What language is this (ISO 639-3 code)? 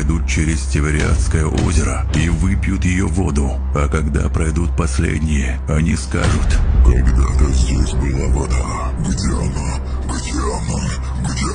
rus